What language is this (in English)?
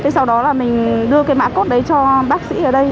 Vietnamese